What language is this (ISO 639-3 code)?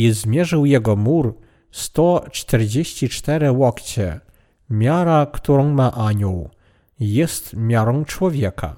pol